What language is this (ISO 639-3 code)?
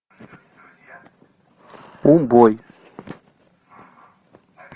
rus